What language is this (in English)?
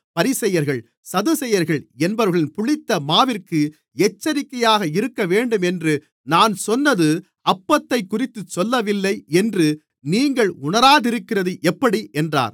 Tamil